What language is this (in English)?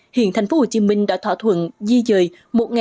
Vietnamese